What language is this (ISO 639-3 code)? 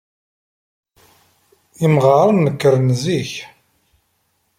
kab